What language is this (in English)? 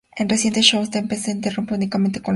Spanish